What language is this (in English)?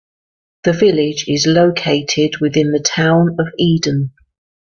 English